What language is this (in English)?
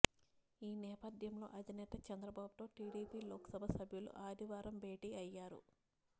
Telugu